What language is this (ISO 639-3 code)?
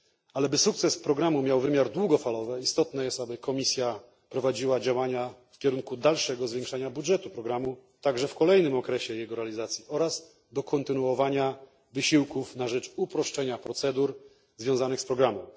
pol